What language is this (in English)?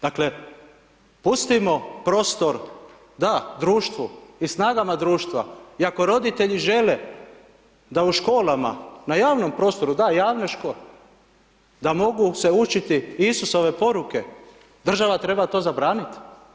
Croatian